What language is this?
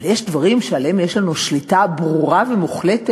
Hebrew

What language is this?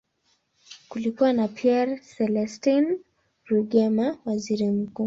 Swahili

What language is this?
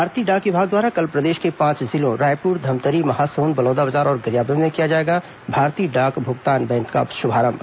Hindi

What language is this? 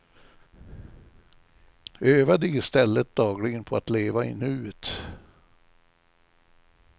Swedish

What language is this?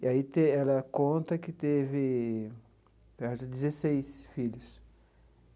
Portuguese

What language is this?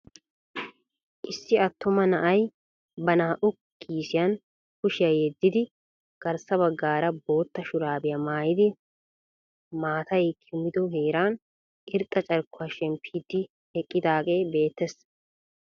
Wolaytta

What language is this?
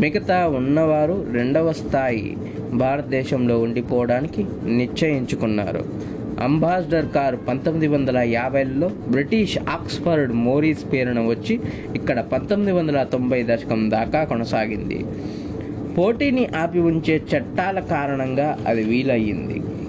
Telugu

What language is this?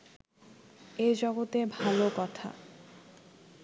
Bangla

